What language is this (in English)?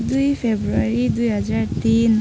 Nepali